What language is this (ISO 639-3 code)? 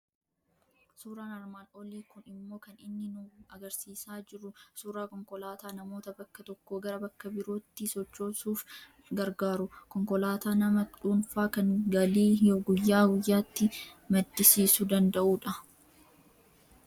orm